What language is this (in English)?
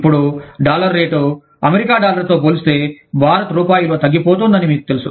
Telugu